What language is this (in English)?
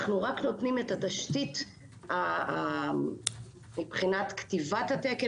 Hebrew